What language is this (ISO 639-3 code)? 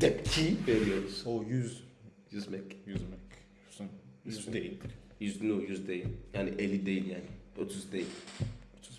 tur